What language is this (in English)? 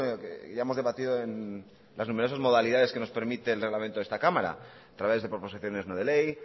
Spanish